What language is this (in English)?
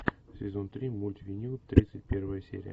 Russian